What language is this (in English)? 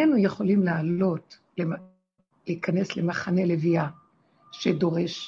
Hebrew